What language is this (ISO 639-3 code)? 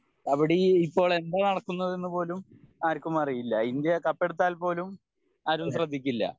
mal